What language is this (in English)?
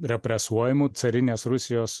Lithuanian